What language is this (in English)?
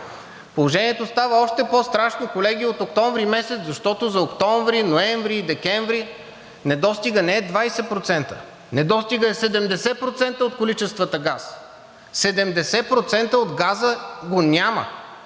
Bulgarian